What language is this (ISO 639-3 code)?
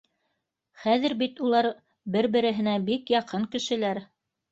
bak